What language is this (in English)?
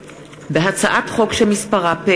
Hebrew